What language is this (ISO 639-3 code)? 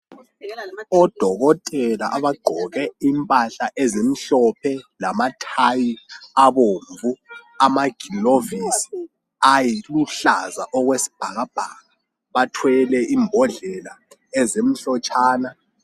nde